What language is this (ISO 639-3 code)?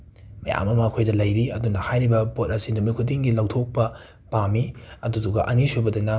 mni